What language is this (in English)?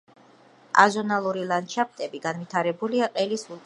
Georgian